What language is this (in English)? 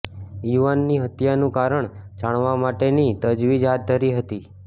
Gujarati